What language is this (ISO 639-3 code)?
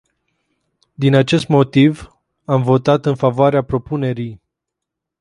ron